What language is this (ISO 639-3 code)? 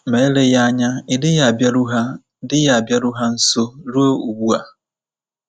ibo